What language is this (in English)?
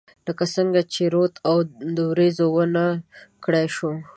Pashto